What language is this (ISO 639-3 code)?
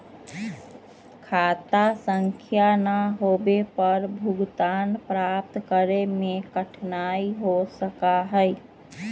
mag